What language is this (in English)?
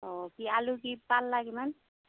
Assamese